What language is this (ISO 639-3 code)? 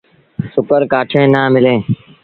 sbn